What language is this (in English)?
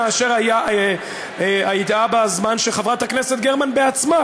Hebrew